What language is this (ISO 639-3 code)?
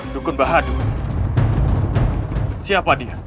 ind